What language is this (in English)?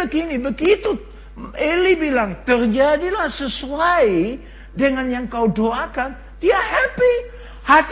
Malay